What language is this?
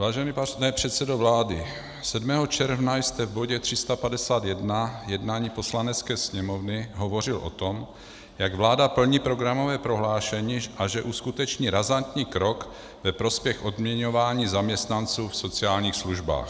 Czech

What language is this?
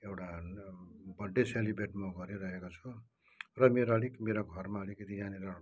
Nepali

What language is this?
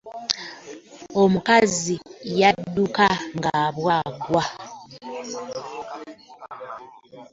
Ganda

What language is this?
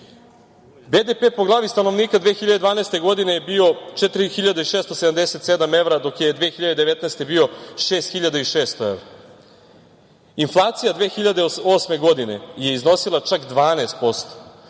Serbian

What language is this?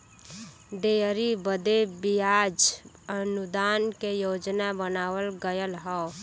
Bhojpuri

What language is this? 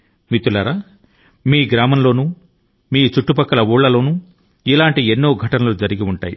Telugu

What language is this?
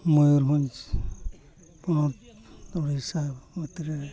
Santali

